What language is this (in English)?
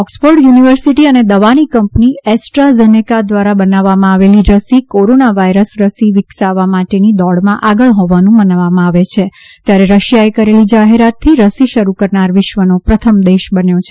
Gujarati